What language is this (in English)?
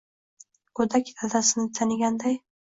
Uzbek